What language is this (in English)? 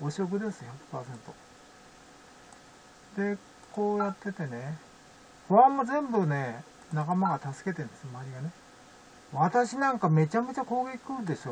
Japanese